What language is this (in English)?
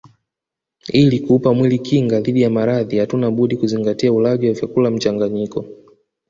Swahili